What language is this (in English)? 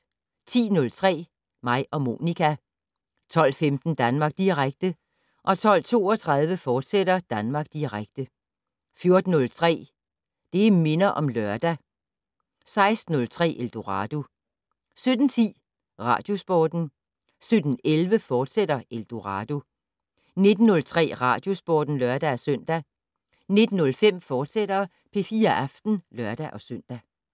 Danish